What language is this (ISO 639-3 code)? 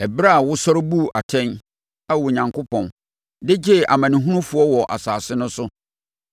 aka